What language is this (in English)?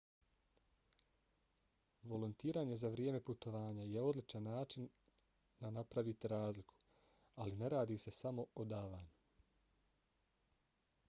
Bosnian